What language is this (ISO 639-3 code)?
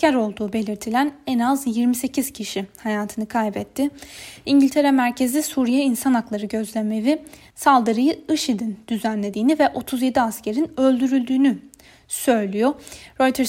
tur